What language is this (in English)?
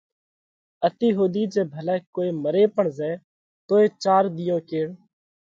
Parkari Koli